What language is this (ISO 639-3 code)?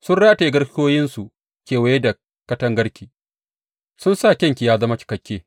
hau